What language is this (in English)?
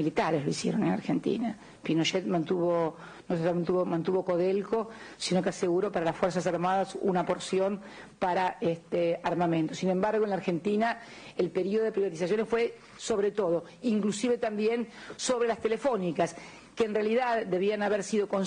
Spanish